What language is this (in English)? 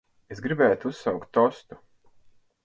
Latvian